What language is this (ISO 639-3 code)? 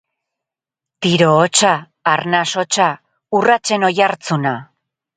eus